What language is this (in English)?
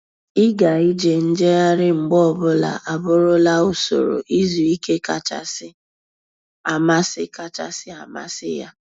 Igbo